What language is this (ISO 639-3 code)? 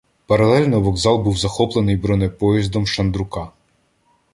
ukr